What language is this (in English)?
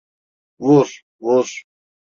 Turkish